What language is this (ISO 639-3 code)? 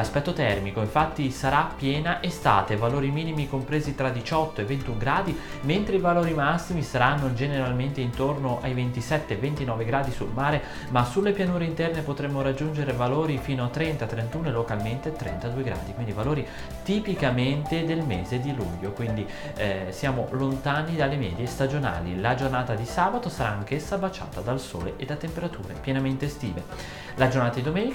ita